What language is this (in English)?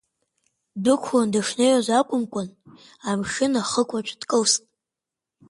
Abkhazian